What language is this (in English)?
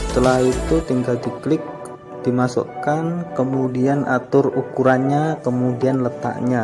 Indonesian